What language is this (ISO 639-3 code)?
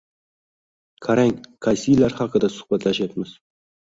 uzb